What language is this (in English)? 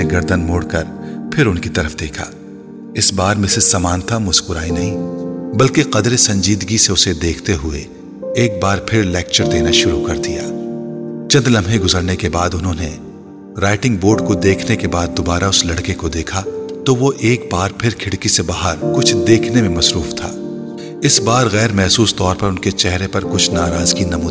Urdu